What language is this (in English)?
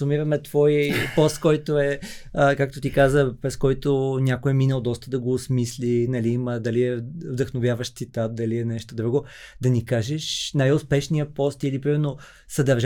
Bulgarian